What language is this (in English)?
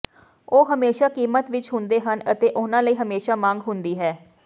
Punjabi